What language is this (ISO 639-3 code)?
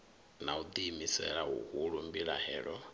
ven